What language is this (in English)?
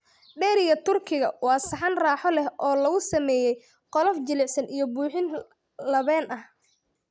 Somali